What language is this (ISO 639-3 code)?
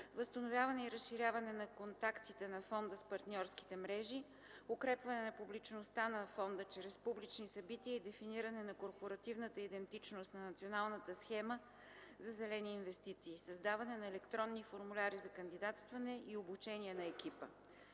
bul